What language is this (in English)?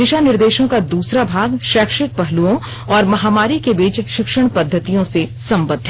Hindi